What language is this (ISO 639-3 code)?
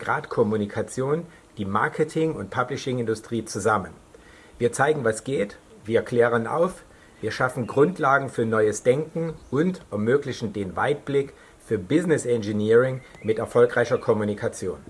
deu